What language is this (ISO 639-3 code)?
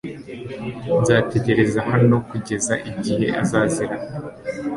kin